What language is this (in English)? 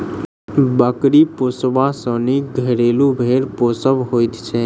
Maithili